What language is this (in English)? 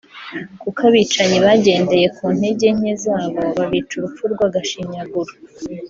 Kinyarwanda